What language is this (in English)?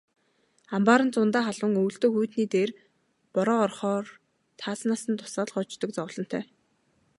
Mongolian